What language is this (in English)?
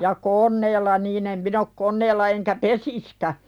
Finnish